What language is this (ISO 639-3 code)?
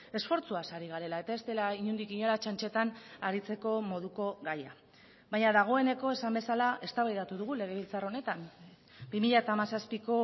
eus